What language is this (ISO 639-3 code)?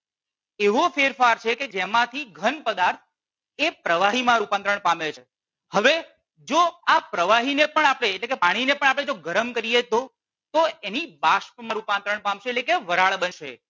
guj